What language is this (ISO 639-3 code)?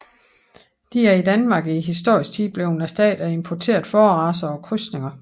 dan